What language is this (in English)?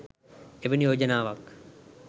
Sinhala